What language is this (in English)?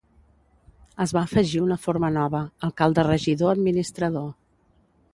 Catalan